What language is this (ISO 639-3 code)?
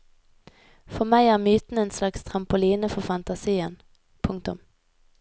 nor